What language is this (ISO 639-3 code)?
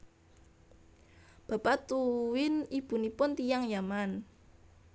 jav